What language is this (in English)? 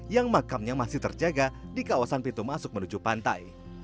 Indonesian